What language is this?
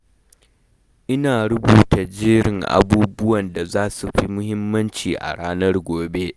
Hausa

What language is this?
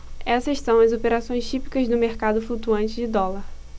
Portuguese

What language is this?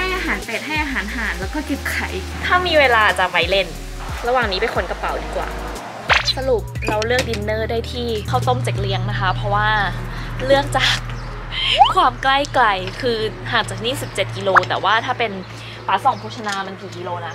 Thai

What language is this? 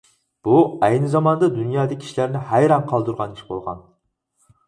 Uyghur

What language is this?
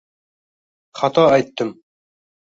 Uzbek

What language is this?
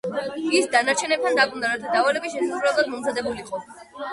Georgian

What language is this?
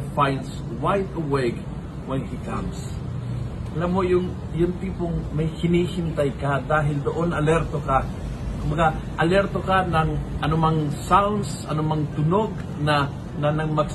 Filipino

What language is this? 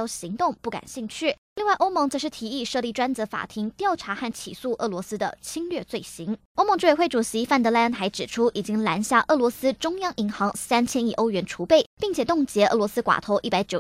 Chinese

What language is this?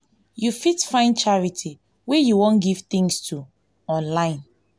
Nigerian Pidgin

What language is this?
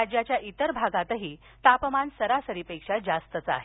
Marathi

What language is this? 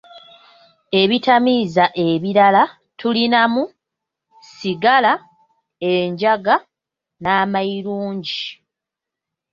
Ganda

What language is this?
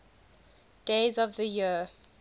English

